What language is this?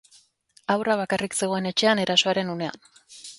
Basque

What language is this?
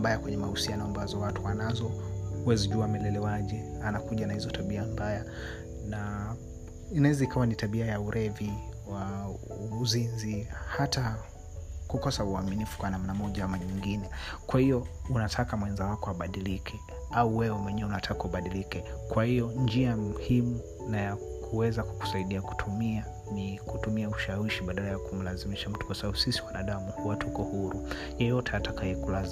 Swahili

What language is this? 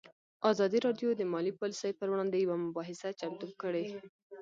Pashto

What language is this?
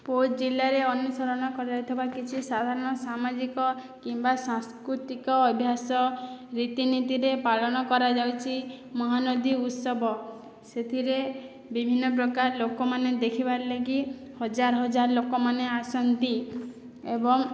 Odia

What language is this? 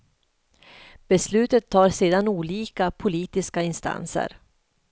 Swedish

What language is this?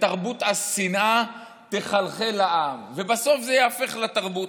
Hebrew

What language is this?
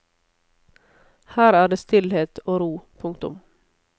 Norwegian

